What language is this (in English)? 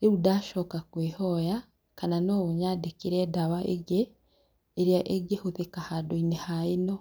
Kikuyu